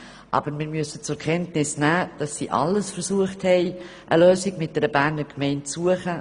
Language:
Swiss German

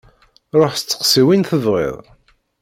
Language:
Kabyle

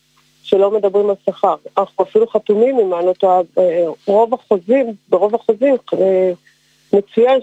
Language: Hebrew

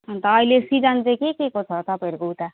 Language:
Nepali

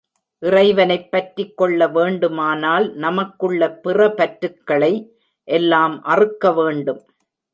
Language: Tamil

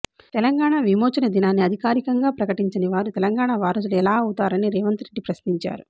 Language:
Telugu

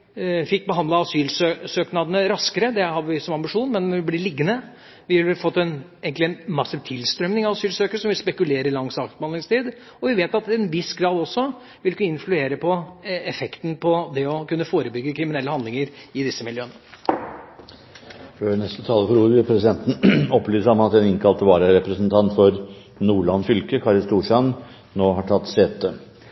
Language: Norwegian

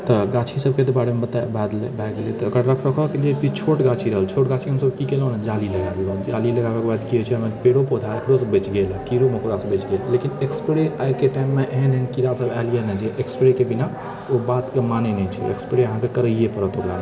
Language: Maithili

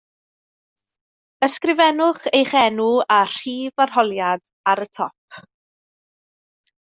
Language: Welsh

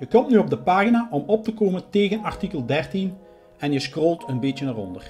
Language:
Dutch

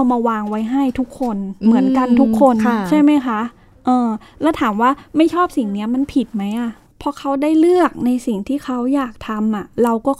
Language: Thai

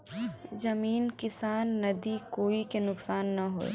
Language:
Bhojpuri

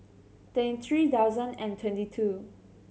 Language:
English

